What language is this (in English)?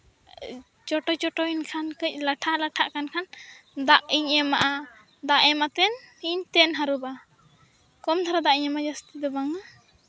Santali